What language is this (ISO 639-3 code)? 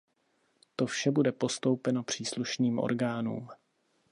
ces